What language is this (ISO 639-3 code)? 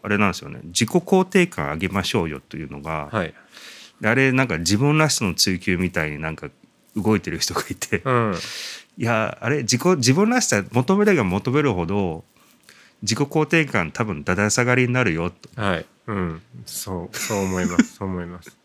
jpn